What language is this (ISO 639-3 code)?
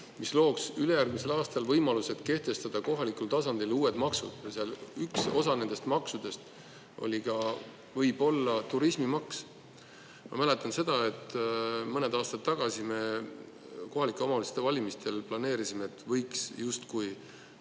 est